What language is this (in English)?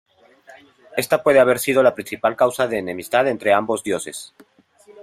Spanish